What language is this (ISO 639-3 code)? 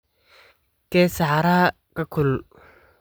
som